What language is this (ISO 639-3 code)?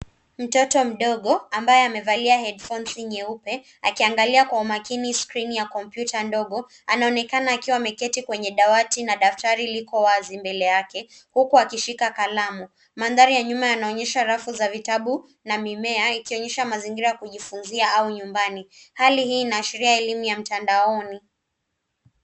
swa